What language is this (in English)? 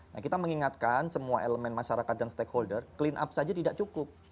Indonesian